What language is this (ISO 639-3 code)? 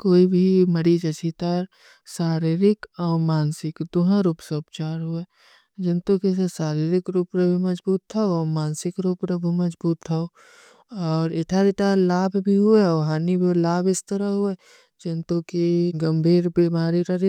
uki